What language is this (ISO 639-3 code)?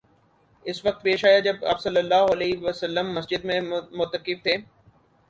urd